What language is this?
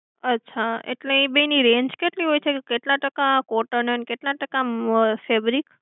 Gujarati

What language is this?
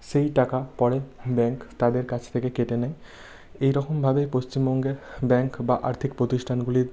Bangla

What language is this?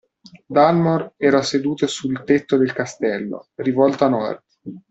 Italian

